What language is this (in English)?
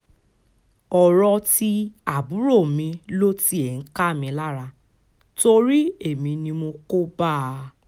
Yoruba